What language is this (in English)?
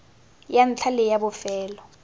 Tswana